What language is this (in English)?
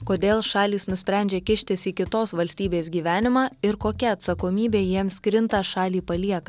Lithuanian